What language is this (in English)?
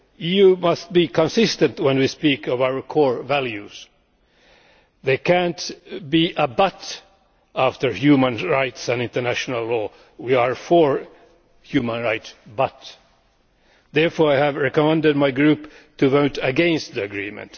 English